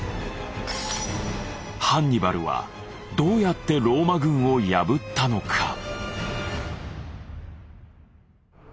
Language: Japanese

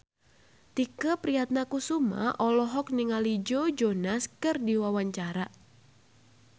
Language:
Sundanese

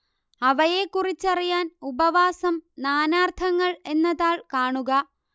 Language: Malayalam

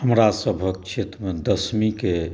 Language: Maithili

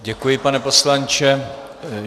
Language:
Czech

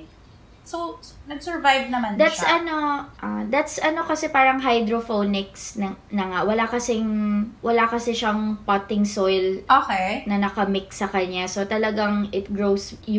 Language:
Filipino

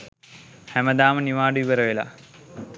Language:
Sinhala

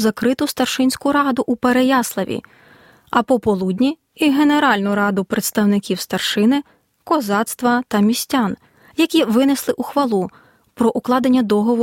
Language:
Ukrainian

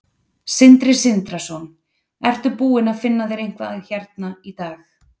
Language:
Icelandic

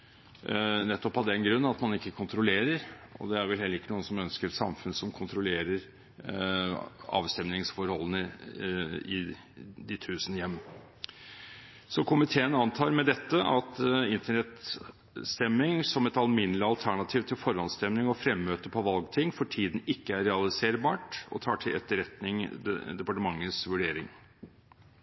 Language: Norwegian Bokmål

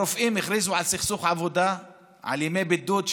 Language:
Hebrew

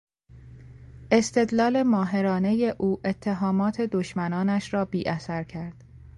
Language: Persian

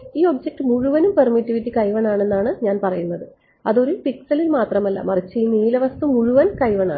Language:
Malayalam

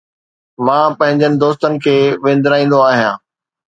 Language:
Sindhi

